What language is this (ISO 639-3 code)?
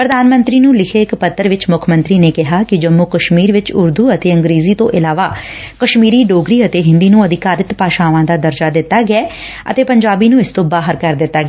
pan